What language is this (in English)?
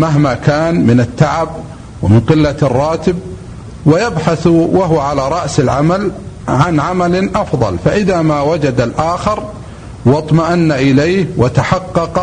Arabic